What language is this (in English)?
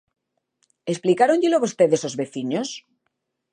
Galician